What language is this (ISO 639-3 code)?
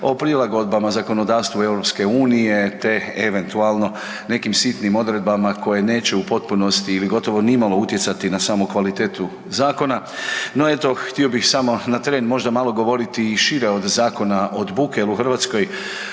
hrv